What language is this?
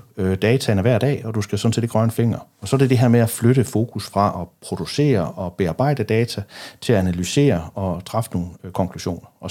Danish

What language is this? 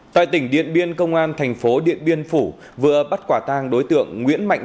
Vietnamese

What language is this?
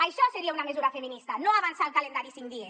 Catalan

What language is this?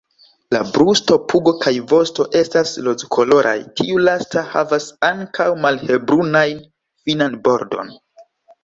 Esperanto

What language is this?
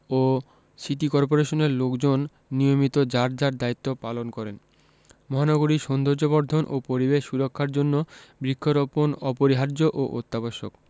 Bangla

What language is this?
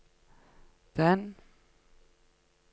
Norwegian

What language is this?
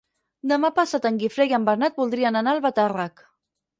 Catalan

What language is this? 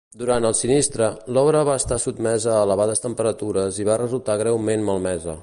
Catalan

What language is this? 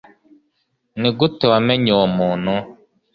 Kinyarwanda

